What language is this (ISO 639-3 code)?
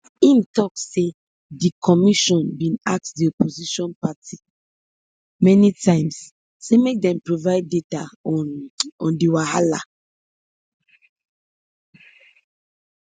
pcm